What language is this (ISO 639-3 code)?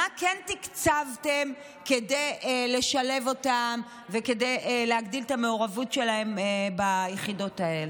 heb